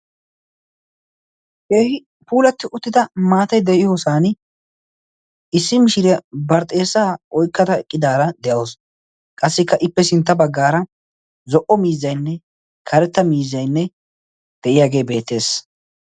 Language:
Wolaytta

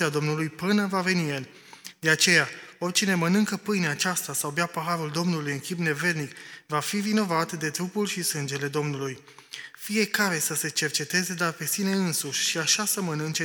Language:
Romanian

